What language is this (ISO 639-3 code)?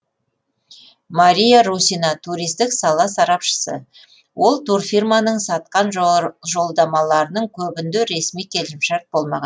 kaz